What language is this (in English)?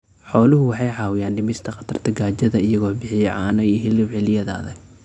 Somali